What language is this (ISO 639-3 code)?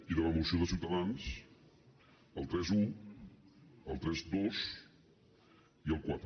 cat